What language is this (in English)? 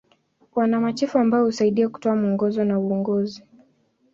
Swahili